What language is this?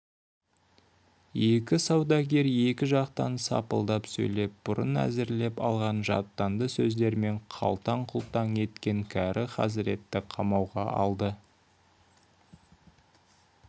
Kazakh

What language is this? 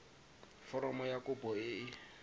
Tswana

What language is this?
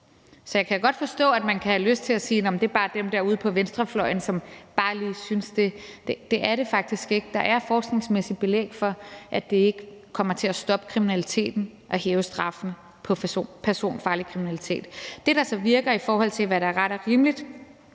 Danish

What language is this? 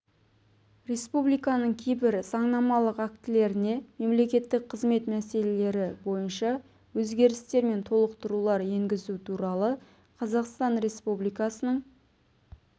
Kazakh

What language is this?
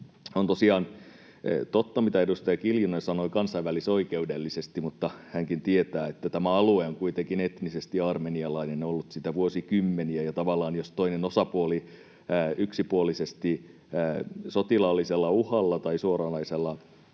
Finnish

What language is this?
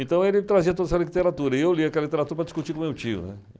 Portuguese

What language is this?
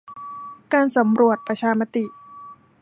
Thai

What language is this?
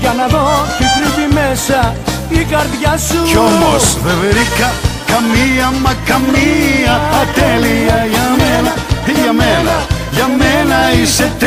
Greek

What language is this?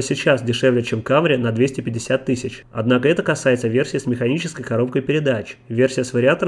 Russian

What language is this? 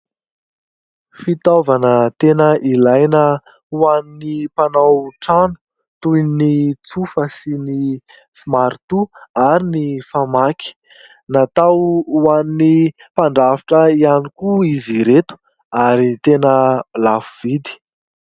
Malagasy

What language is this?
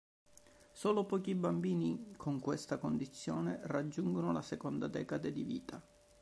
Italian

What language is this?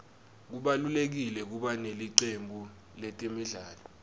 Swati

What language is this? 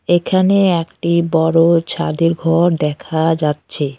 Bangla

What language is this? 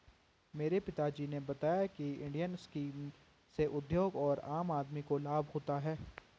Hindi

